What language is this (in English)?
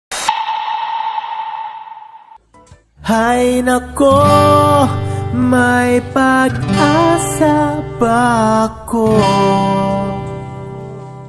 Indonesian